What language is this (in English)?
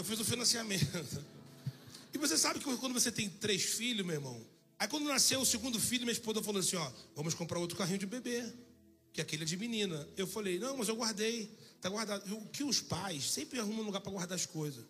Portuguese